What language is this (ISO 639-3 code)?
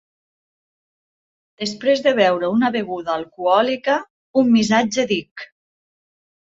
cat